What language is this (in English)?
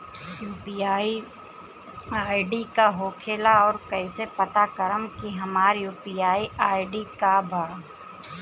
Bhojpuri